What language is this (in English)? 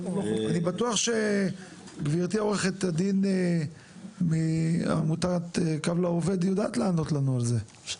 Hebrew